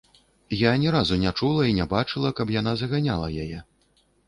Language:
Belarusian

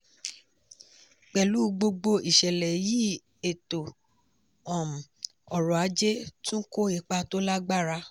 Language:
Yoruba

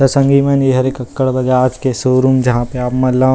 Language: Chhattisgarhi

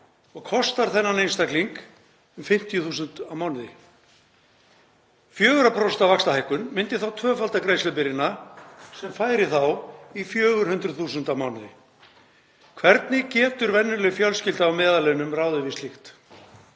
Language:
Icelandic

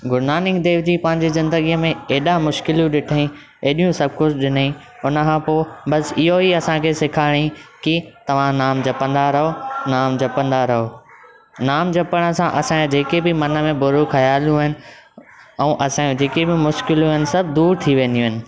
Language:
Sindhi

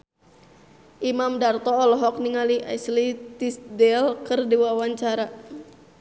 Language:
Sundanese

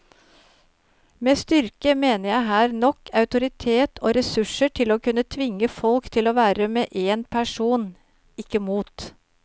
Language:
Norwegian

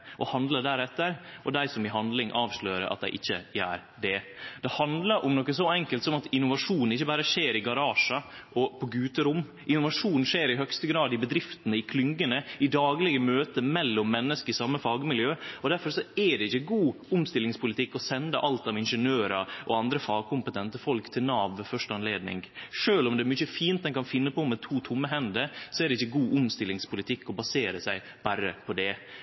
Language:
Norwegian Nynorsk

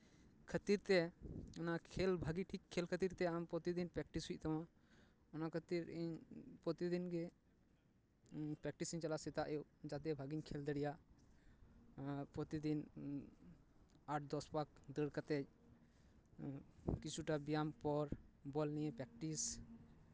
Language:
Santali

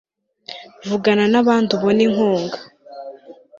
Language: Kinyarwanda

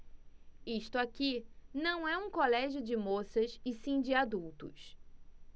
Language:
Portuguese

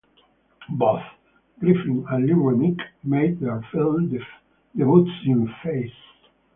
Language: English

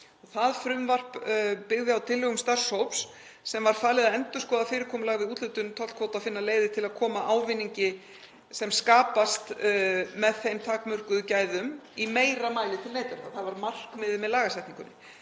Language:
Icelandic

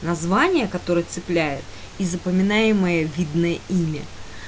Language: Russian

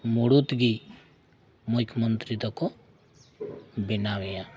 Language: Santali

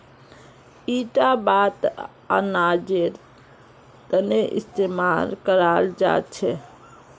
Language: Magahi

